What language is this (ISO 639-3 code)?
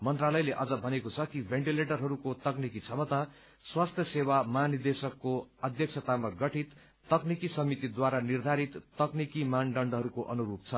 nep